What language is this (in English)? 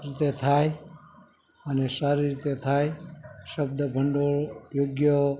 Gujarati